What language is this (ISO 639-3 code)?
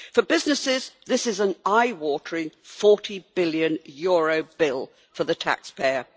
eng